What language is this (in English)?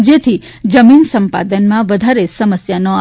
Gujarati